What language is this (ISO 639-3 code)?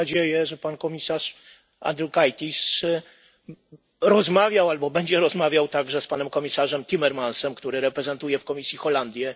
pol